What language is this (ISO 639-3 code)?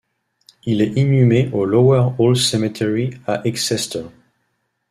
fra